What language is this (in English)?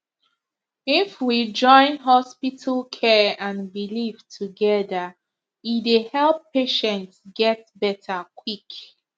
Nigerian Pidgin